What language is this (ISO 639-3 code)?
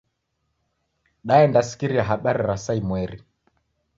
dav